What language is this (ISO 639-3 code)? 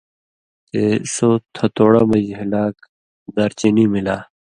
mvy